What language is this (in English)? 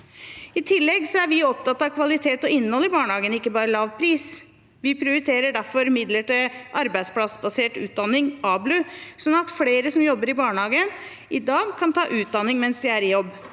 Norwegian